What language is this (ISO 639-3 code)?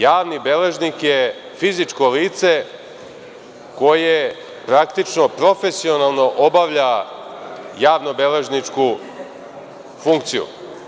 srp